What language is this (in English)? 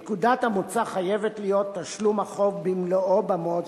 Hebrew